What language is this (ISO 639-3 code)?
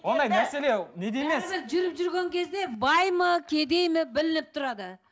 kaz